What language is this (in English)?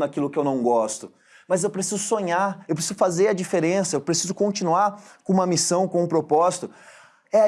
Portuguese